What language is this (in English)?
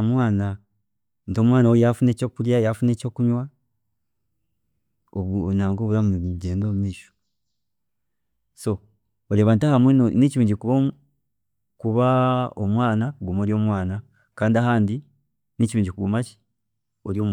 Chiga